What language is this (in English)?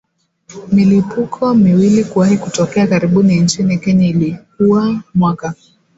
Swahili